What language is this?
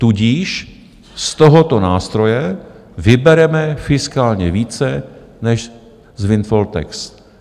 Czech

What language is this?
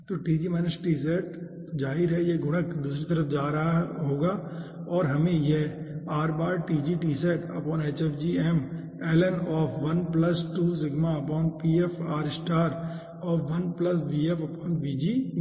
Hindi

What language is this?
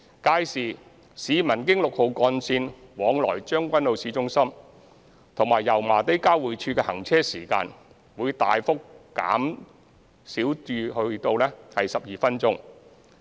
Cantonese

